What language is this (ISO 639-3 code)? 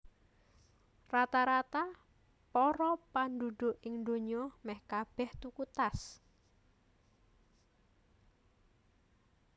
jav